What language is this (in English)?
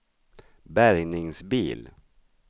Swedish